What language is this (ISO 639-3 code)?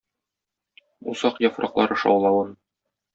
tat